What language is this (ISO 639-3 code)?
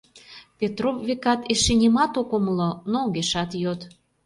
chm